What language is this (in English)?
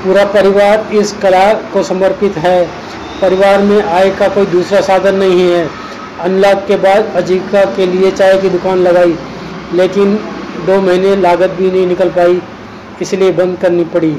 Hindi